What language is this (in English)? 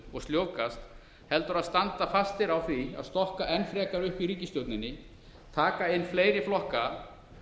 Icelandic